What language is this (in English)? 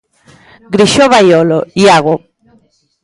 Galician